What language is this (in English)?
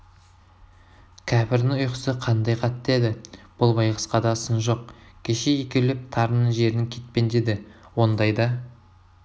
Kazakh